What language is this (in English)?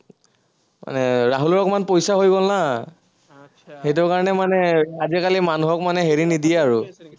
Assamese